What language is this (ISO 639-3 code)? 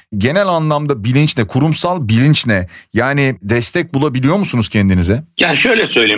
tur